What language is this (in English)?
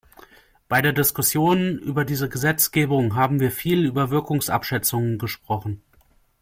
German